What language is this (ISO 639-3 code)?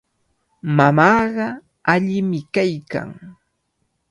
qvl